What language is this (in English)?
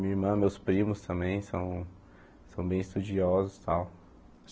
Portuguese